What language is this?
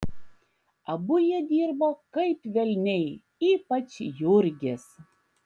Lithuanian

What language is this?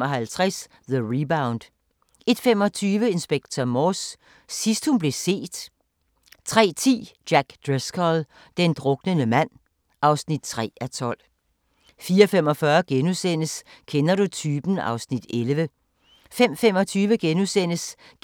Danish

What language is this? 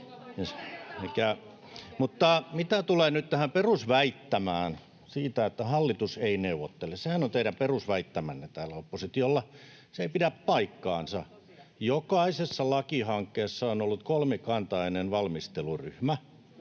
Finnish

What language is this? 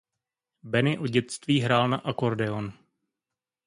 Czech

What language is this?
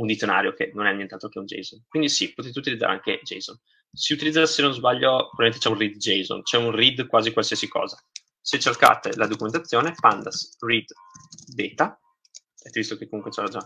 Italian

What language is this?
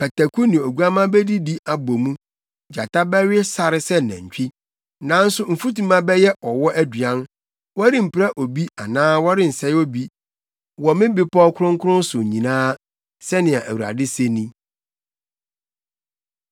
Akan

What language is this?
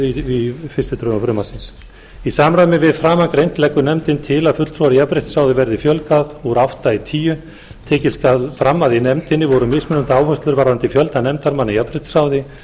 Icelandic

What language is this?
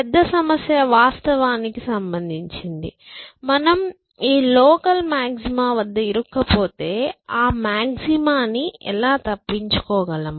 Telugu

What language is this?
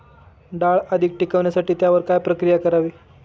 Marathi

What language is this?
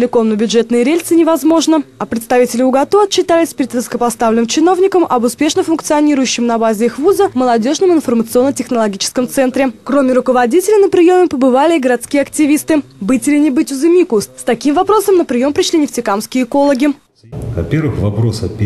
Russian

